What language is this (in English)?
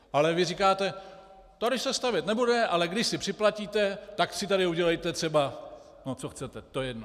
Czech